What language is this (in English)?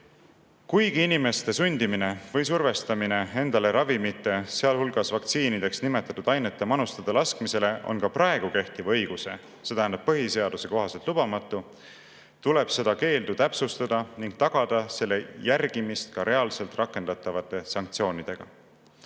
Estonian